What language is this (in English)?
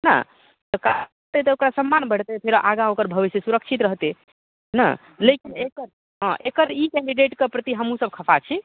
Maithili